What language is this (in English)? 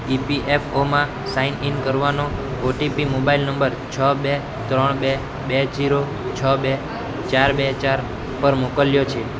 Gujarati